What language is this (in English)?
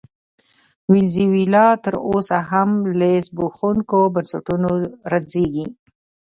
Pashto